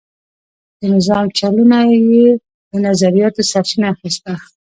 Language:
Pashto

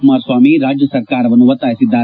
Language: Kannada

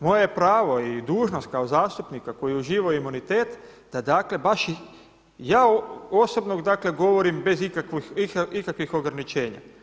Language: Croatian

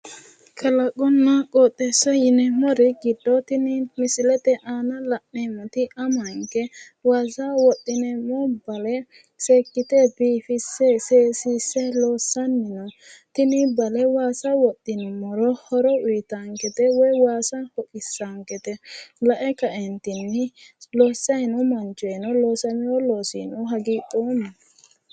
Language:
Sidamo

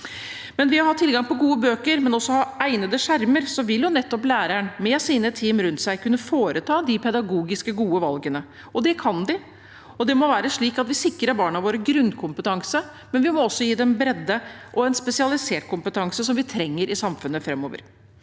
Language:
Norwegian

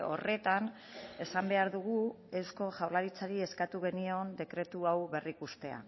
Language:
Basque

